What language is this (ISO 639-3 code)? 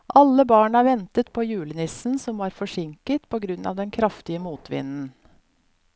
nor